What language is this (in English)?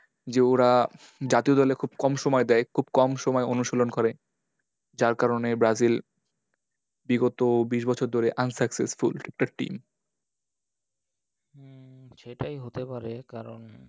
Bangla